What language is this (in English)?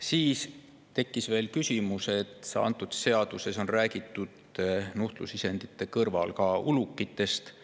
Estonian